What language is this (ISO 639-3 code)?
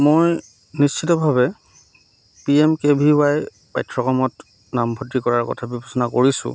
asm